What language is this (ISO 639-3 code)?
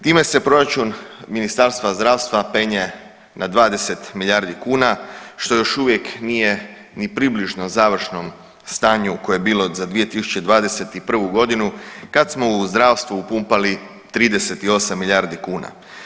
hrv